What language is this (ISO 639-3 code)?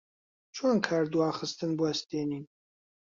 ckb